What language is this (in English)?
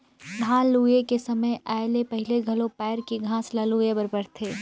Chhattisgarhi